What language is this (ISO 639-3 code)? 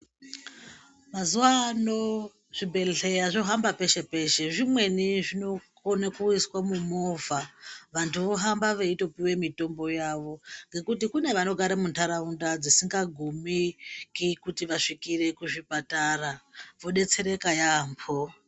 ndc